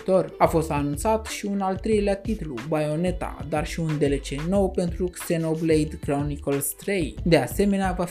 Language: Romanian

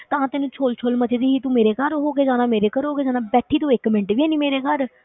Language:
Punjabi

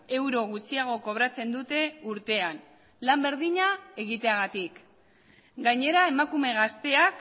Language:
Basque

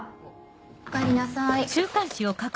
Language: Japanese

